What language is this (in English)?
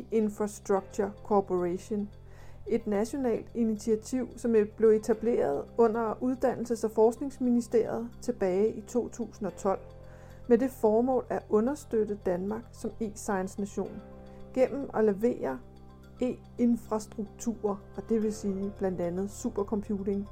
Danish